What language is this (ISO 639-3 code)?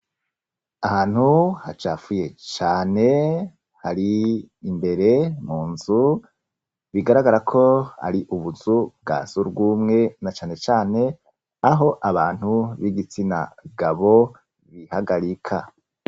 run